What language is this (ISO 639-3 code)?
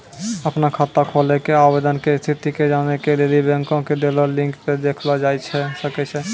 mai